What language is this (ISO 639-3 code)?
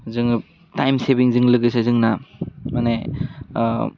brx